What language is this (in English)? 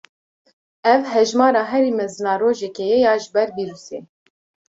Kurdish